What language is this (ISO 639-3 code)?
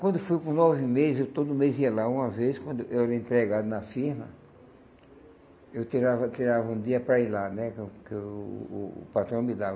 por